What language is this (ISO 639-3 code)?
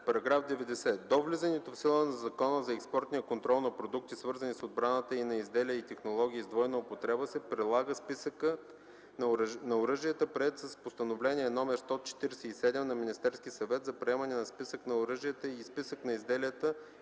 bul